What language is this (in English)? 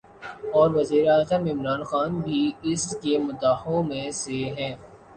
Urdu